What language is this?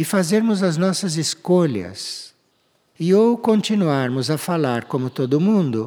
Portuguese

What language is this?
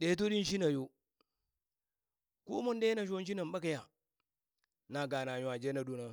Burak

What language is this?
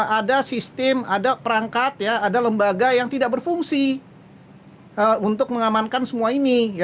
Indonesian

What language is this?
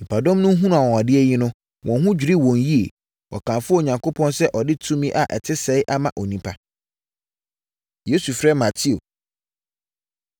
Akan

